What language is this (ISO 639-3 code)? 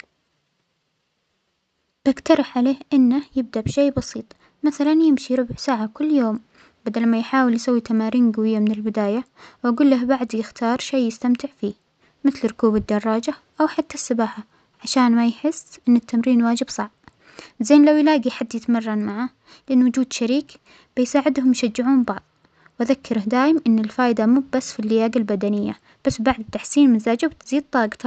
acx